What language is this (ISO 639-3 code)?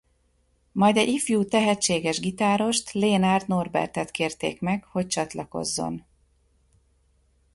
hun